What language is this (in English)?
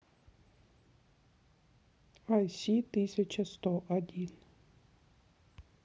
Russian